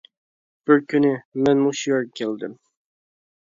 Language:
Uyghur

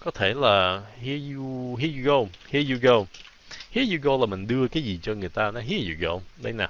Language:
Vietnamese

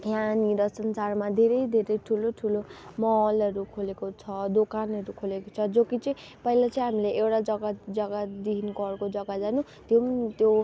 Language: Nepali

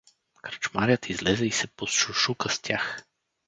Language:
Bulgarian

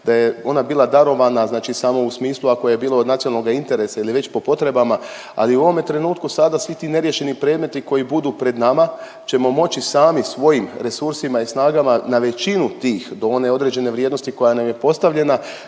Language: Croatian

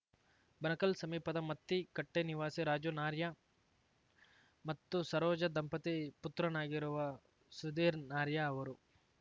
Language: Kannada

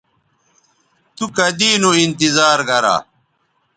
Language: Bateri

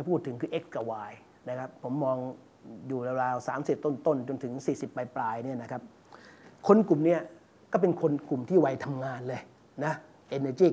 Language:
Thai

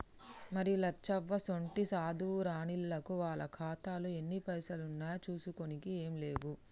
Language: Telugu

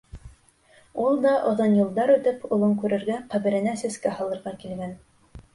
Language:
Bashkir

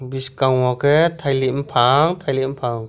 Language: Kok Borok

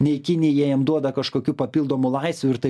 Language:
Lithuanian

